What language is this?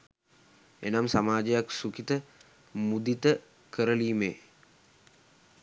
Sinhala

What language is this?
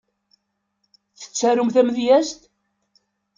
Kabyle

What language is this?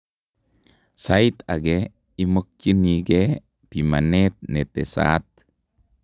Kalenjin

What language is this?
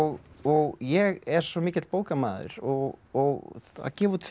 Icelandic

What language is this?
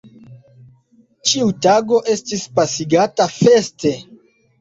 Esperanto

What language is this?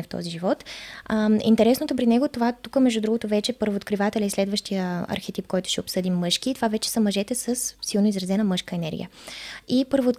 Bulgarian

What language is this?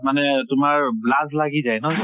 Assamese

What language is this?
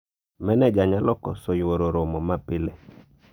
Luo (Kenya and Tanzania)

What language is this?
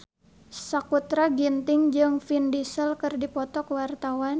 Sundanese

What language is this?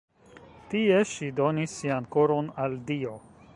Esperanto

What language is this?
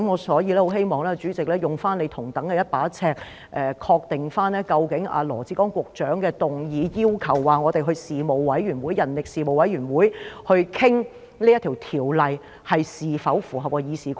Cantonese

